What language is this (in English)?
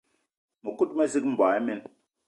Eton (Cameroon)